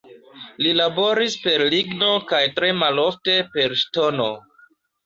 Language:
Esperanto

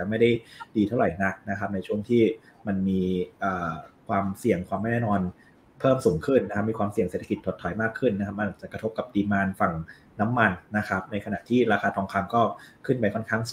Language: Thai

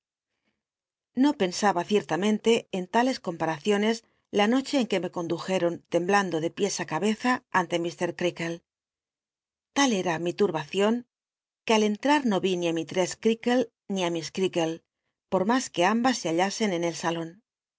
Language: Spanish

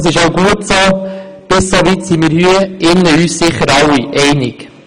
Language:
Swiss German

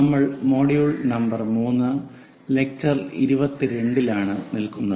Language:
Malayalam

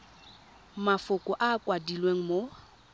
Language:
Tswana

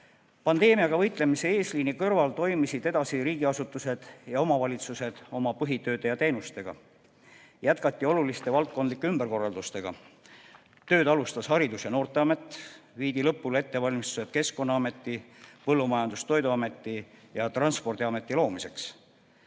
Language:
Estonian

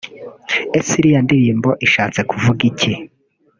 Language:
Kinyarwanda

